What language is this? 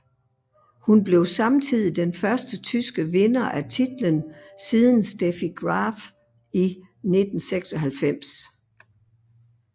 Danish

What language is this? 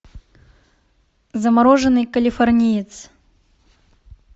Russian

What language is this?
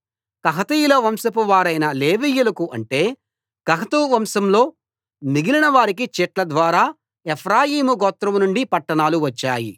Telugu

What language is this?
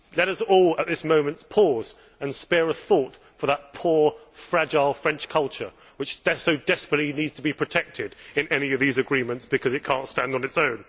English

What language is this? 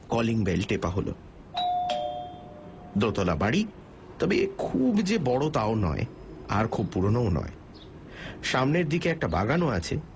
Bangla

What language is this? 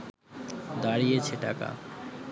Bangla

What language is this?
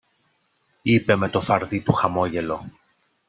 Greek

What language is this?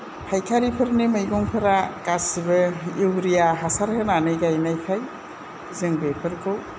Bodo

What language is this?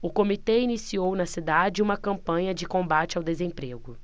Portuguese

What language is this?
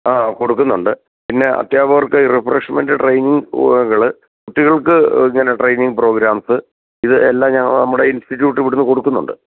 Malayalam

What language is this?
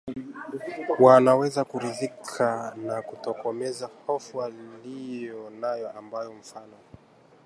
Swahili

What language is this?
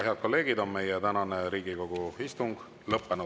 Estonian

